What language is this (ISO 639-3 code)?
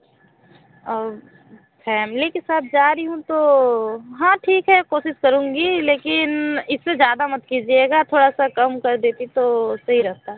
hin